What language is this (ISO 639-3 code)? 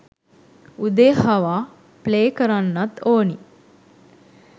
sin